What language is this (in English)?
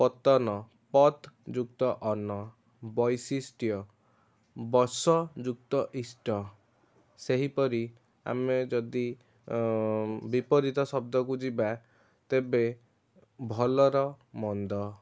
Odia